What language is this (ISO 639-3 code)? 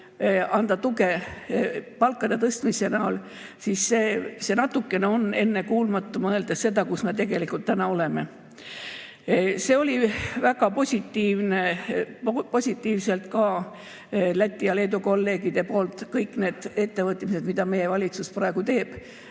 est